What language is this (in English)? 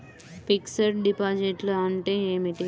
Telugu